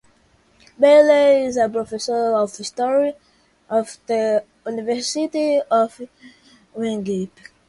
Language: English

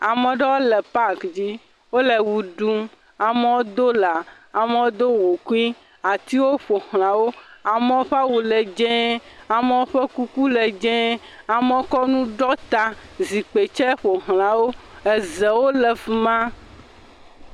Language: Ewe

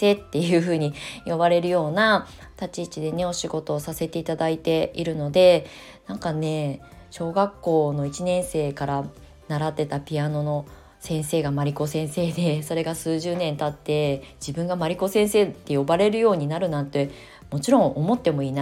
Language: Japanese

